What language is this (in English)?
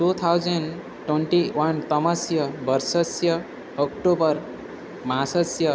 Sanskrit